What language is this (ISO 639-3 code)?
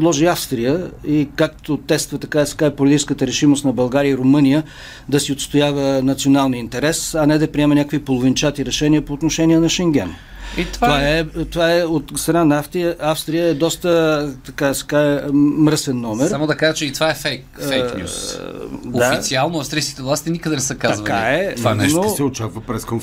bul